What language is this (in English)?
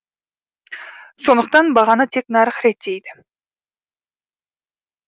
Kazakh